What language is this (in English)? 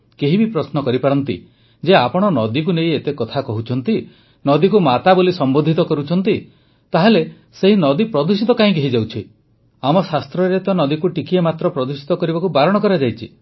Odia